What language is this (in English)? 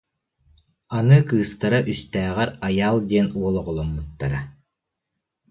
Yakut